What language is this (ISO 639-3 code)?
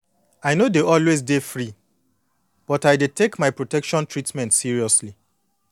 pcm